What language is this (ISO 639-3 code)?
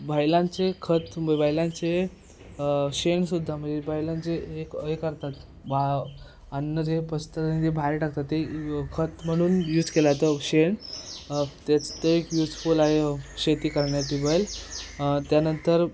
mar